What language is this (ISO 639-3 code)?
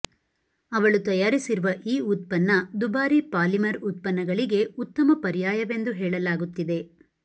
kan